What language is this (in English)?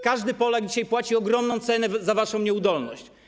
Polish